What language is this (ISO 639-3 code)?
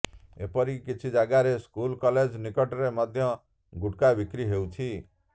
ori